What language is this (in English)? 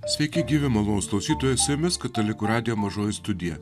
Lithuanian